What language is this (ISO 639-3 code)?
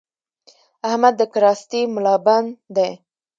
pus